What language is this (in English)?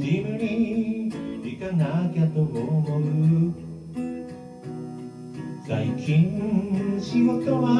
Japanese